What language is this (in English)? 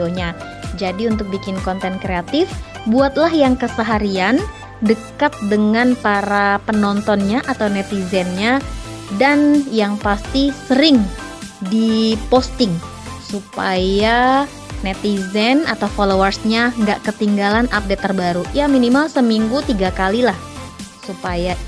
Indonesian